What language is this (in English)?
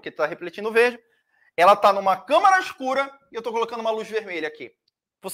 Portuguese